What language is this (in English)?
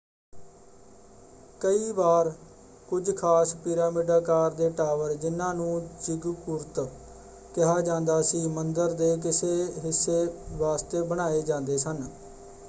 Punjabi